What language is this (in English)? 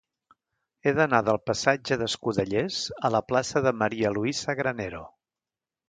Catalan